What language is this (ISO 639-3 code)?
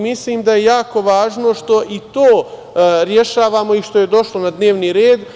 srp